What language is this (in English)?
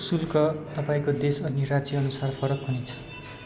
Nepali